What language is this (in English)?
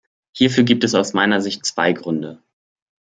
German